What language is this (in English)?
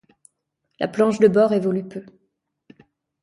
French